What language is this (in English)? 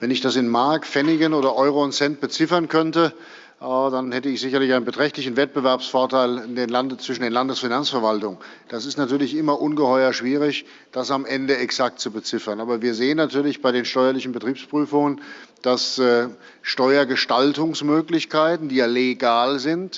German